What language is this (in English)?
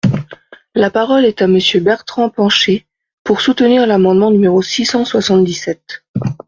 French